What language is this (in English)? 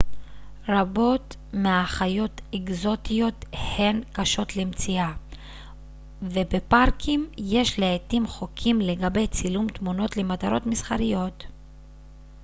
Hebrew